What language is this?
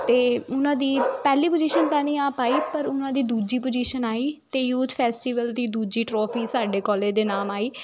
Punjabi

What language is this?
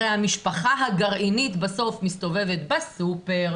Hebrew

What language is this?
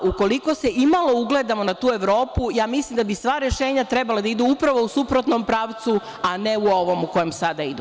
Serbian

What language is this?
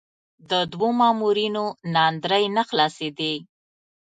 Pashto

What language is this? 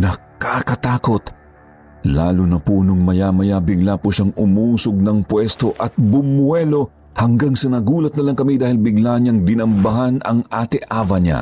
Filipino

